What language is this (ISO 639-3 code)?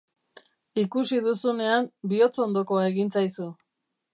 eus